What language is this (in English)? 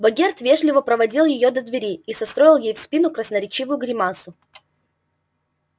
Russian